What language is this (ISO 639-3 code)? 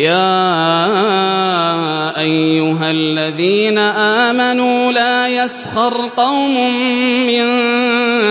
ara